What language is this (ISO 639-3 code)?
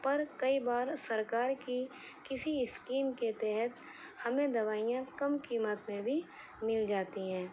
urd